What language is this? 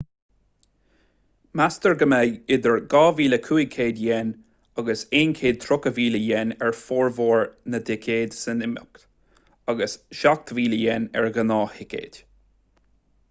Irish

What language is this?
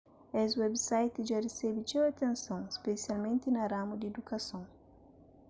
Kabuverdianu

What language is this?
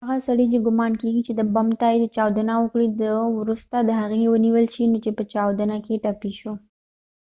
Pashto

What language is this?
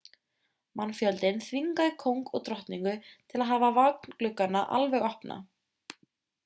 Icelandic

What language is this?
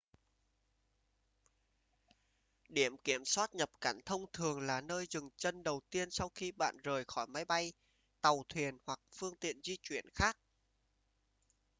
Vietnamese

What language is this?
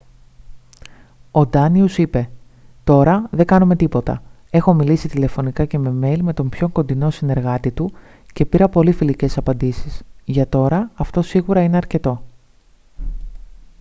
Greek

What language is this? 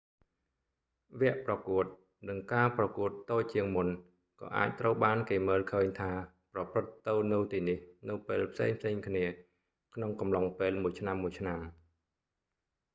Khmer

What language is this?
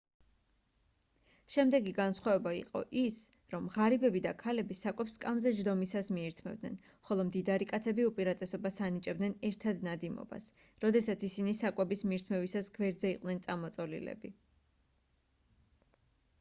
Georgian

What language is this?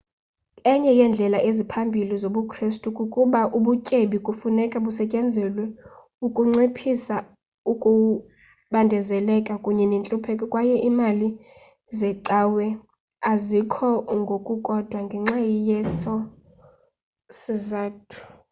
Xhosa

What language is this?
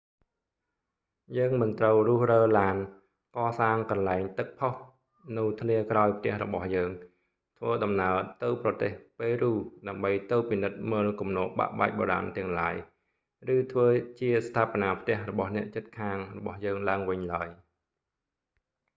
Khmer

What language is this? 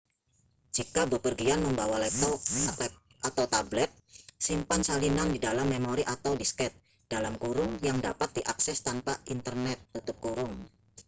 Indonesian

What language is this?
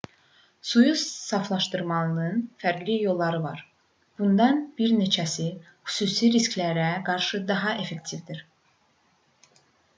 Azerbaijani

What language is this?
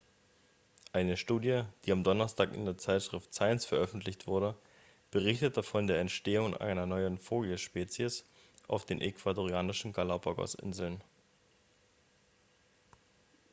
German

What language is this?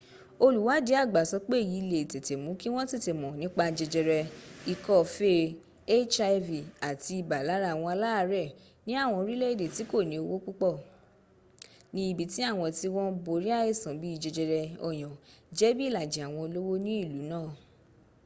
Yoruba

